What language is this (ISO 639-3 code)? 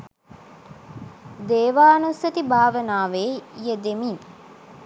sin